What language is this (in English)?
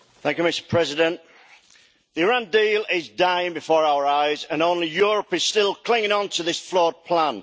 English